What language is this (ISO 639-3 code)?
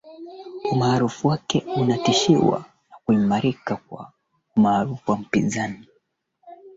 swa